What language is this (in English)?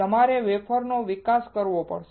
Gujarati